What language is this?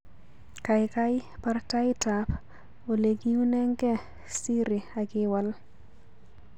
Kalenjin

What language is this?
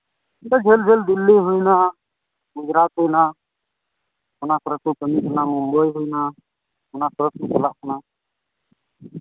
Santali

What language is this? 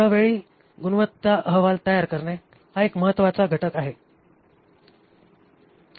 Marathi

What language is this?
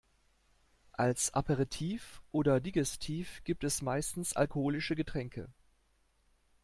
German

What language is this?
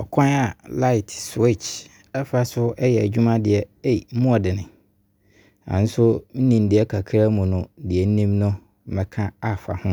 Abron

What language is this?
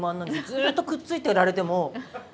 Japanese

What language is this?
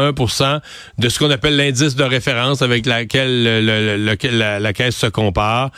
French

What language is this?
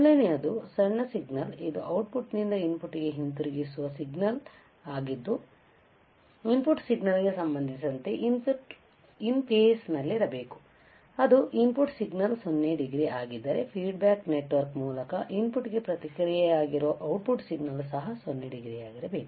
Kannada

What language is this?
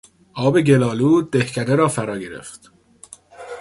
Persian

